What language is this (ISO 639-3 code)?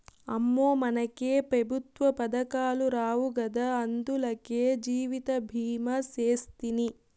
tel